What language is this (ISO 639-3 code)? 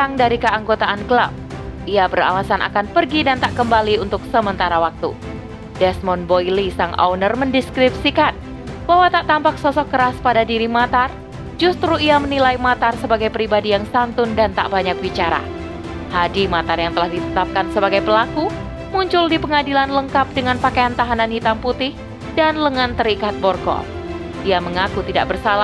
ind